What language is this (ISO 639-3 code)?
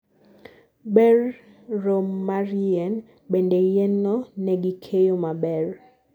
luo